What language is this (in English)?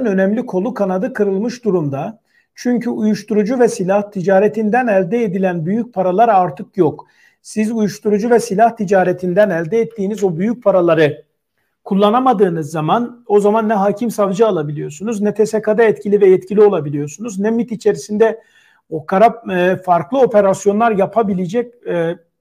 Turkish